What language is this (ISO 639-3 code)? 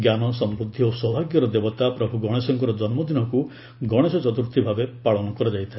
ori